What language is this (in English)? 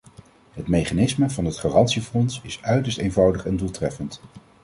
Dutch